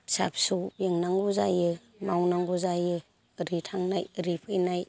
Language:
Bodo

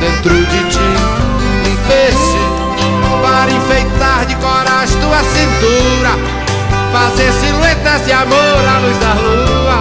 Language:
Portuguese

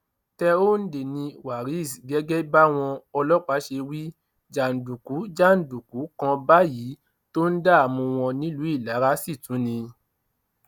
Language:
Yoruba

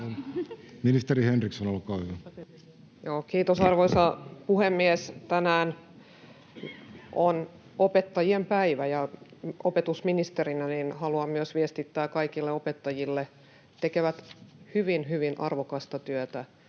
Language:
Finnish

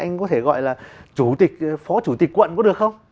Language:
Vietnamese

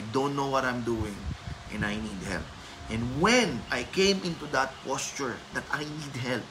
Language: Filipino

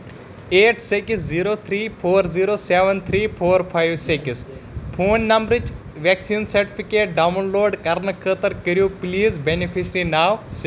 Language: Kashmiri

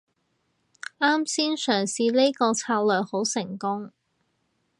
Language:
Cantonese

